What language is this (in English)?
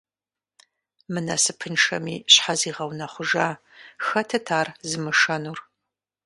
Kabardian